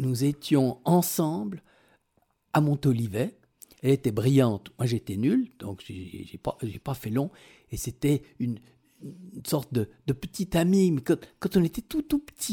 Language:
French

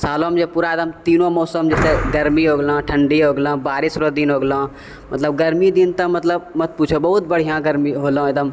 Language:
Maithili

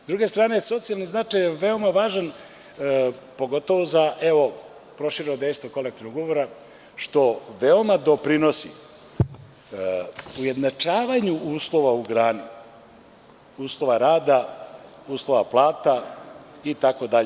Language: Serbian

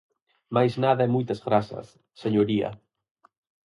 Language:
Galician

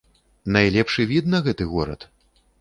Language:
Belarusian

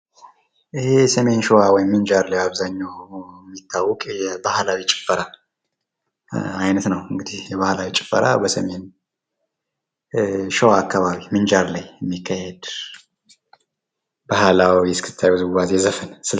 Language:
Amharic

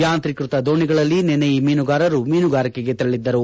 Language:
Kannada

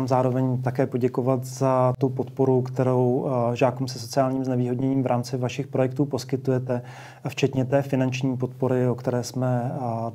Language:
Czech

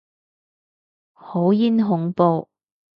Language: Cantonese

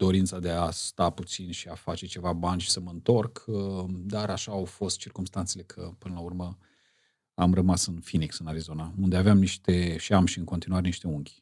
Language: Romanian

